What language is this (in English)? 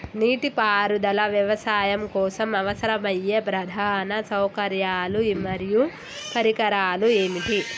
Telugu